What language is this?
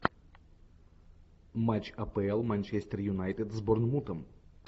Russian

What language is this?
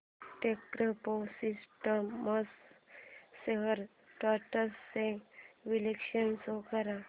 Marathi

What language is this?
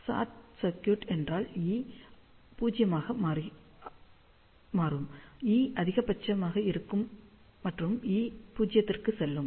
Tamil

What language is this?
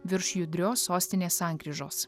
Lithuanian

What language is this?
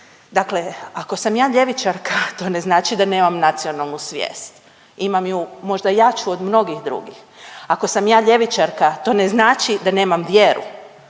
Croatian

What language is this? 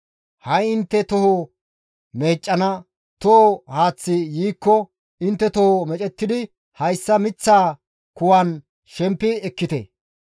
Gamo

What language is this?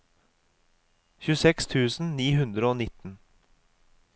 Norwegian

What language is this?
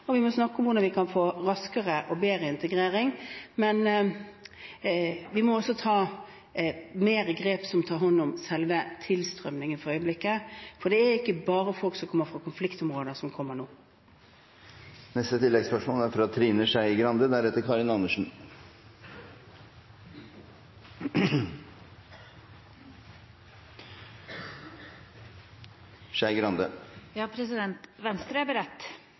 Norwegian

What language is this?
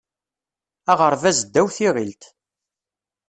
Kabyle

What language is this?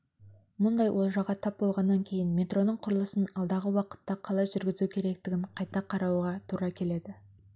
Kazakh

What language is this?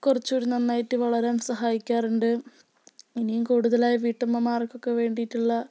Malayalam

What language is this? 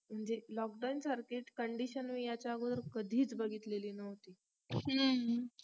Marathi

